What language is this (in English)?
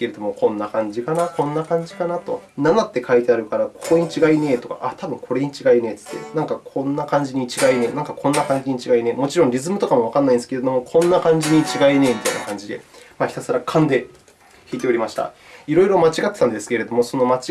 Japanese